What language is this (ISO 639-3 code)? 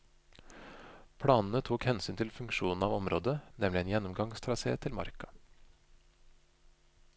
nor